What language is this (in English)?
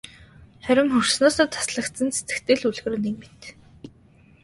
Mongolian